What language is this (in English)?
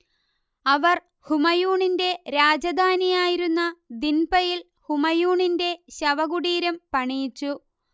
Malayalam